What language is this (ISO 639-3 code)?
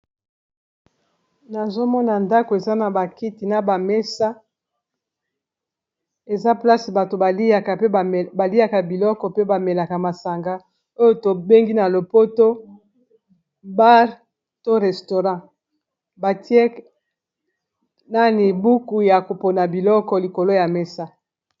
lin